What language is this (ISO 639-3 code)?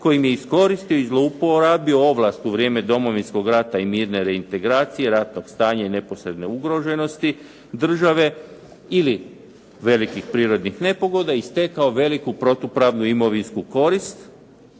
hrv